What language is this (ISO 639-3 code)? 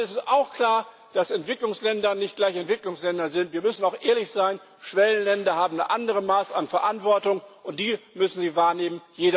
deu